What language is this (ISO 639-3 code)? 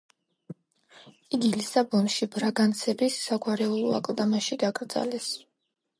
kat